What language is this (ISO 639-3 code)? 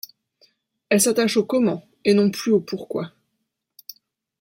fra